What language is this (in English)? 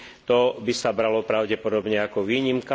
Slovak